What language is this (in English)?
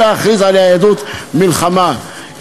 Hebrew